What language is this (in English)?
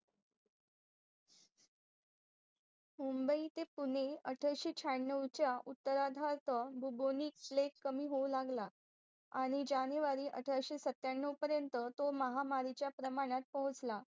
Marathi